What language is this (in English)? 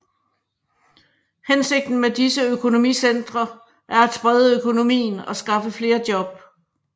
Danish